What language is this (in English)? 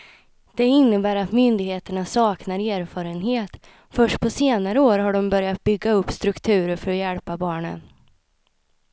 Swedish